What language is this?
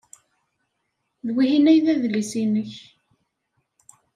Kabyle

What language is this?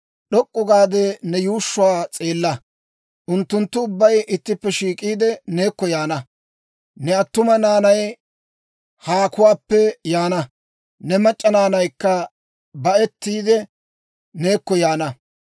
Dawro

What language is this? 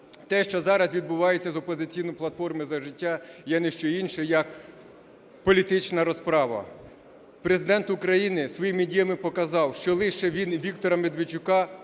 Ukrainian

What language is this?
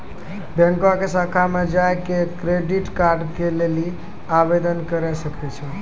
Maithili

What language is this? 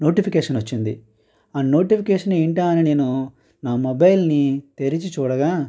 Telugu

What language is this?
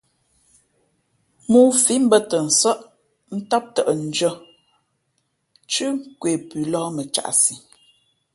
Fe'fe'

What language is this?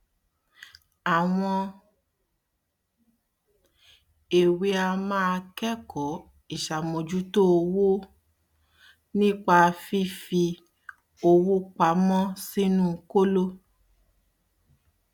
Yoruba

